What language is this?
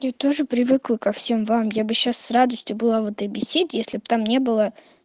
Russian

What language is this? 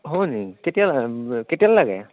Assamese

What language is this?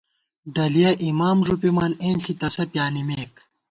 Gawar-Bati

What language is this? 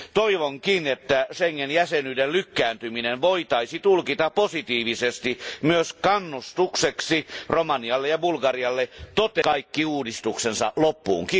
Finnish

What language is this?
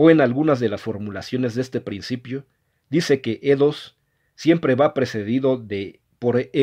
Spanish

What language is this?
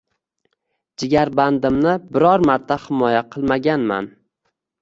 Uzbek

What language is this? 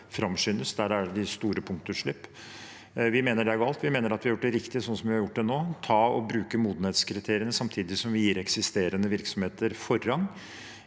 Norwegian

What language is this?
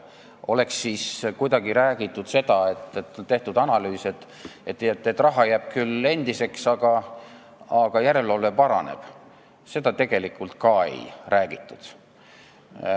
Estonian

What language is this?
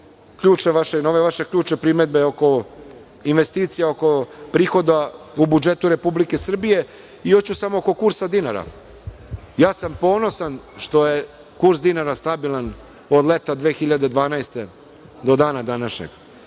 Serbian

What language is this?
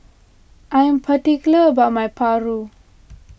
English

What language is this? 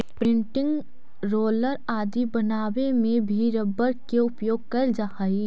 Magahi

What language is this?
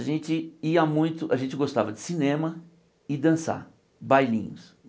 Portuguese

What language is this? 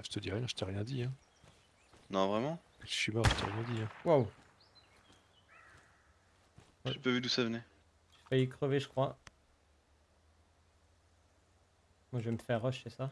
French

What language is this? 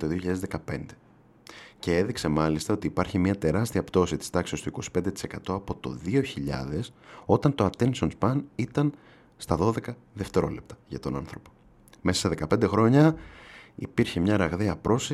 Greek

